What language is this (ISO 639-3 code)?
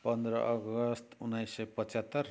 nep